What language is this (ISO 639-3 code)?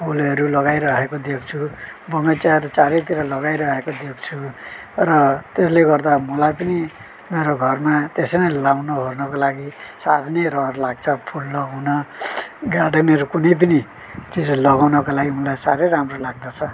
nep